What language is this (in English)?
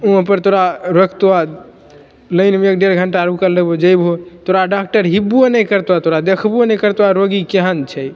Maithili